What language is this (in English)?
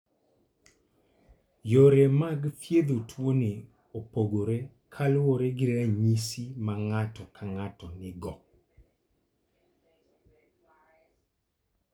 Luo (Kenya and Tanzania)